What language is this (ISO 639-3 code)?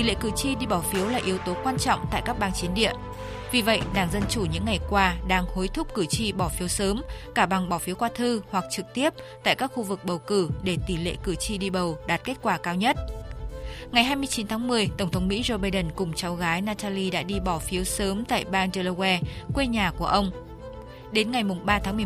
vie